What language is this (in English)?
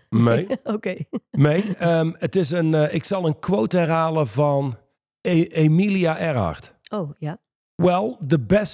Dutch